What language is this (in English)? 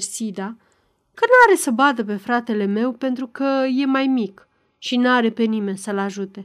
Romanian